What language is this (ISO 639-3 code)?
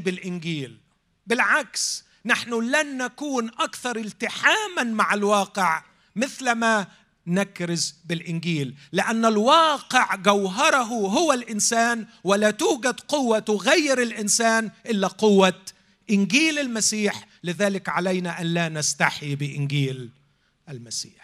ara